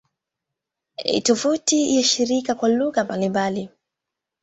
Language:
Swahili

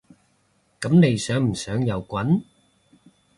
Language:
Cantonese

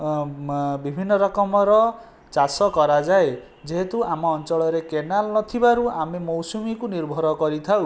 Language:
Odia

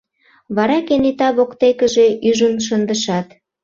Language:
Mari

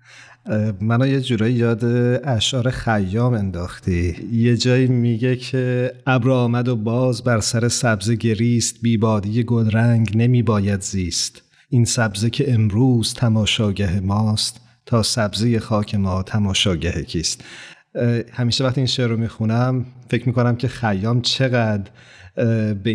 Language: Persian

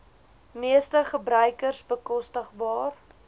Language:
Afrikaans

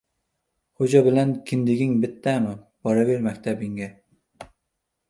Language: Uzbek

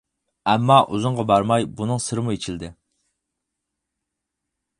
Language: Uyghur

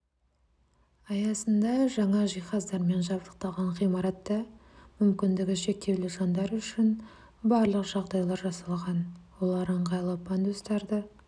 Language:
Kazakh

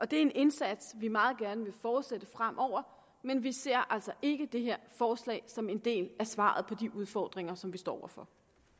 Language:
Danish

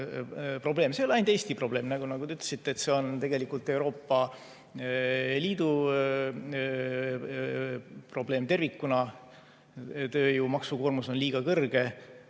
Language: Estonian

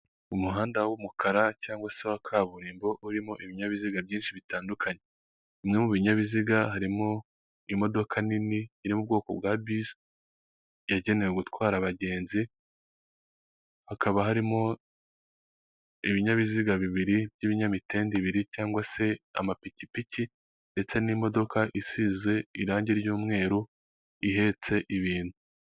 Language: Kinyarwanda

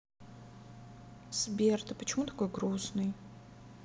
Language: Russian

